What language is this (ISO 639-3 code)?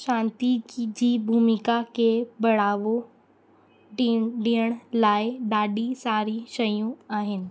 snd